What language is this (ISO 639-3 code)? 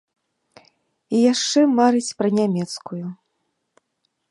bel